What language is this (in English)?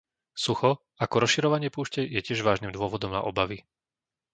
Slovak